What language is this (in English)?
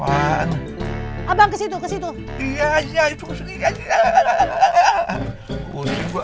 Indonesian